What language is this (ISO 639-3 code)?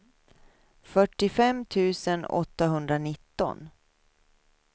swe